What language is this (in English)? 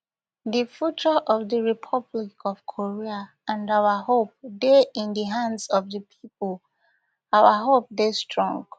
Nigerian Pidgin